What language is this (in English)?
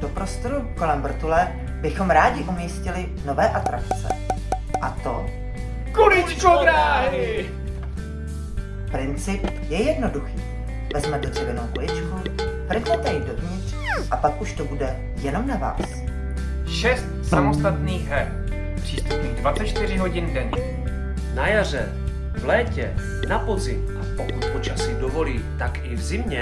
Czech